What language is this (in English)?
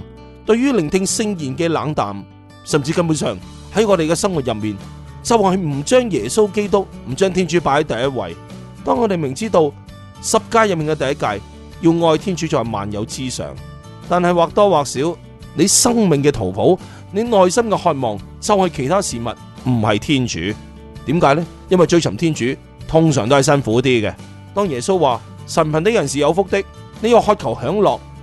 Chinese